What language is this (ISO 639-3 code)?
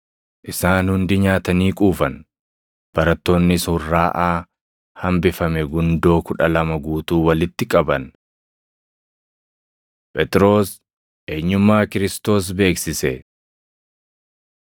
orm